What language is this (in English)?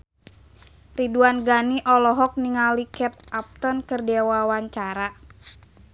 Sundanese